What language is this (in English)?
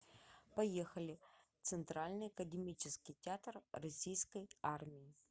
Russian